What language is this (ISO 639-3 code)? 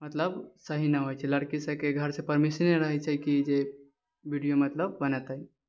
mai